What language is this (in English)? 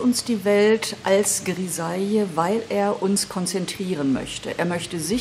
German